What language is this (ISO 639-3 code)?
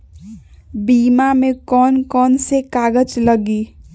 mag